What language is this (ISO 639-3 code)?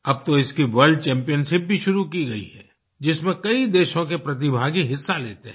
hin